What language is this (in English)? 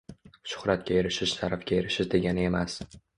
Uzbek